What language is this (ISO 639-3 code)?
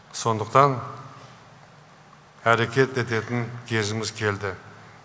kaz